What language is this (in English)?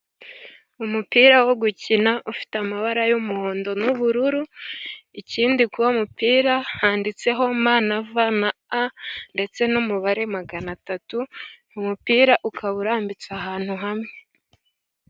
Kinyarwanda